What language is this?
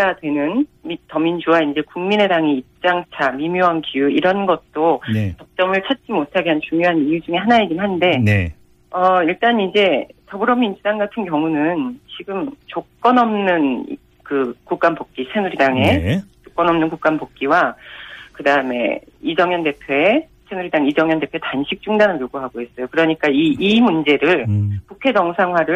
Korean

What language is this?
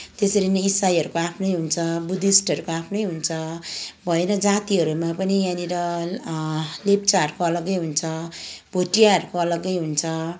Nepali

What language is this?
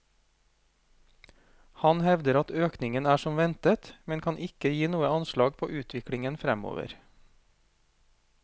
Norwegian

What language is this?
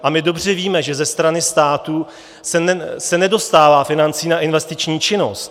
Czech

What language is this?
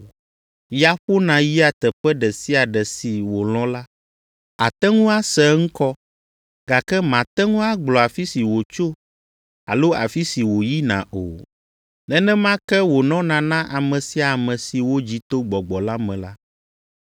Ewe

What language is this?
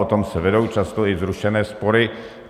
Czech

